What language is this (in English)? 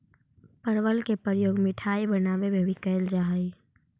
Magahi